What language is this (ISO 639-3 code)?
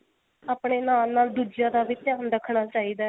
pan